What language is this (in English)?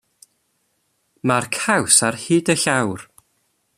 Welsh